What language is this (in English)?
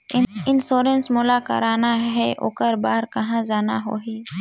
Chhattisgarhi